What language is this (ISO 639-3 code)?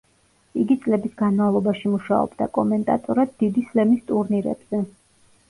kat